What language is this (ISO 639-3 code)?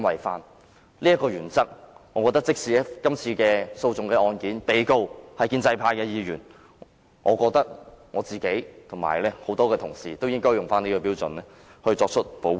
yue